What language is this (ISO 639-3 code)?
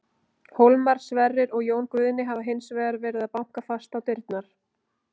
isl